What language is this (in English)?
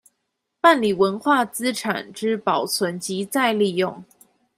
Chinese